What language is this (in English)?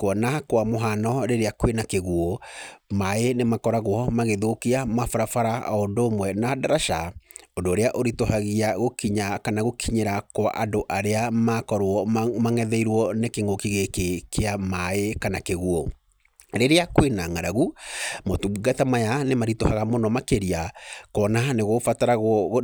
Kikuyu